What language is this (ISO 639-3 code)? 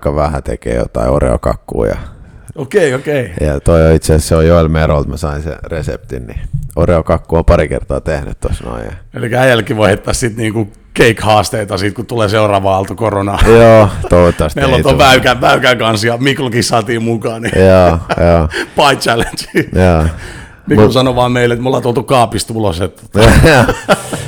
fin